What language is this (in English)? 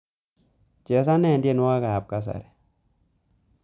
Kalenjin